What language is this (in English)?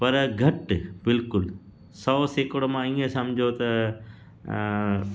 Sindhi